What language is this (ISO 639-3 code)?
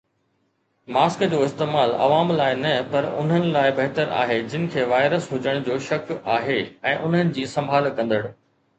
snd